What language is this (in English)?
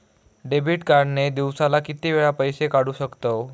Marathi